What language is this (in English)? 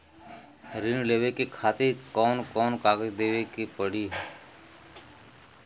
Bhojpuri